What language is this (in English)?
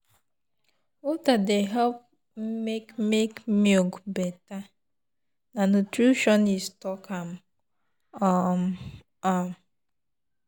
Nigerian Pidgin